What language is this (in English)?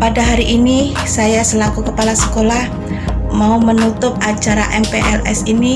Indonesian